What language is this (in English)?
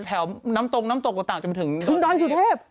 Thai